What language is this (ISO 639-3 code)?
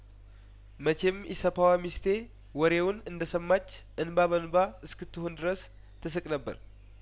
amh